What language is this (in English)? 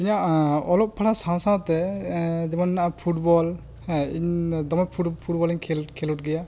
Santali